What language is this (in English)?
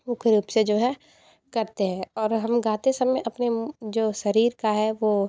Hindi